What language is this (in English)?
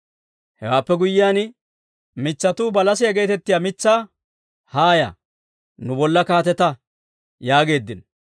Dawro